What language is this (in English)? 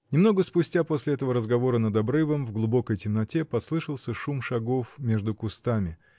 Russian